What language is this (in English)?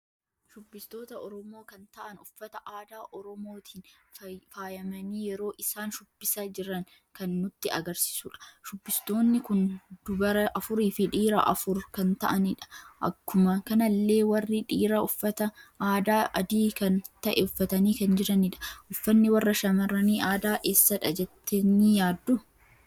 Oromo